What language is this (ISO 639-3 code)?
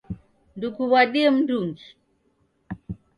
dav